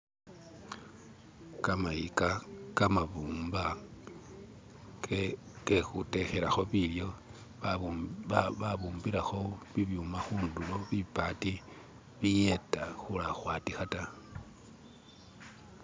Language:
Masaaba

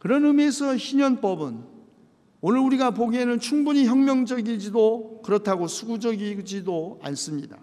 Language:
Korean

